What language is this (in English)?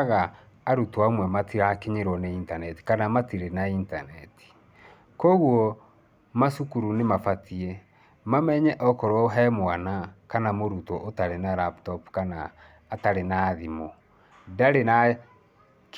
Kikuyu